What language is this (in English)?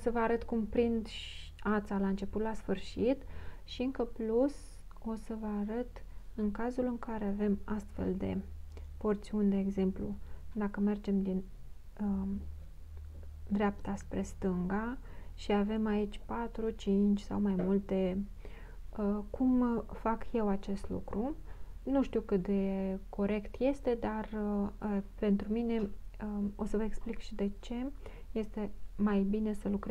Romanian